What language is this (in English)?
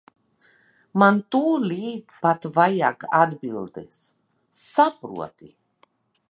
Latvian